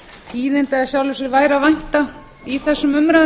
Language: Icelandic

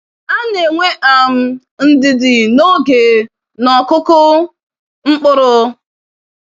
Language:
Igbo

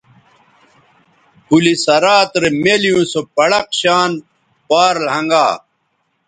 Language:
Bateri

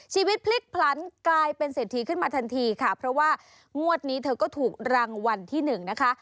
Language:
Thai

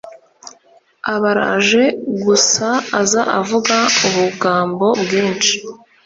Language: Kinyarwanda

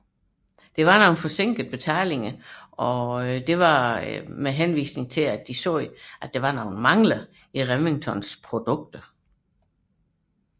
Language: Danish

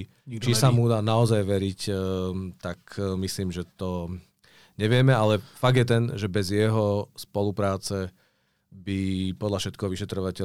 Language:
Czech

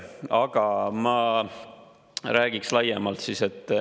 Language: Estonian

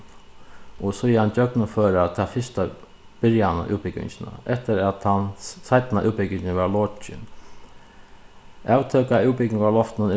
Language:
Faroese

